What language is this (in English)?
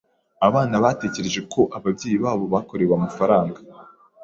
Kinyarwanda